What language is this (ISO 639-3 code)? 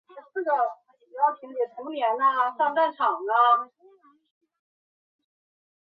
zho